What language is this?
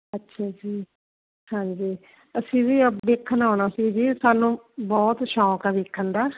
Punjabi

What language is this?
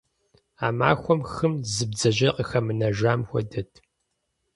Kabardian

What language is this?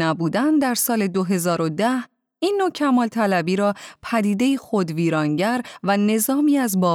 Persian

